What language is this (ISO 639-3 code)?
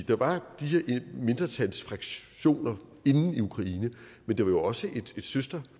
dan